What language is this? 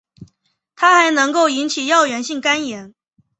Chinese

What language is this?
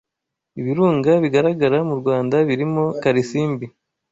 Kinyarwanda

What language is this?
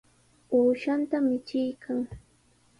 Sihuas Ancash Quechua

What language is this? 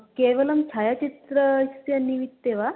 Sanskrit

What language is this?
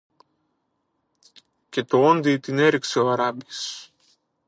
Greek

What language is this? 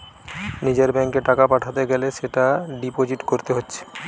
Bangla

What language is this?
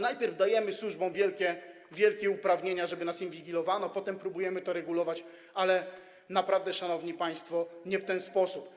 Polish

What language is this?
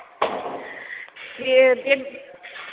Bodo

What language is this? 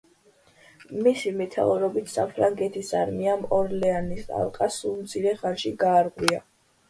Georgian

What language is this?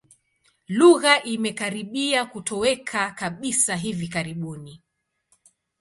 Swahili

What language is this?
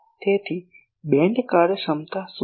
Gujarati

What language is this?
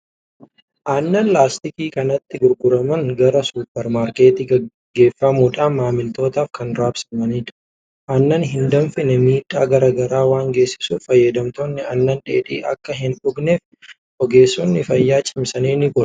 Oromo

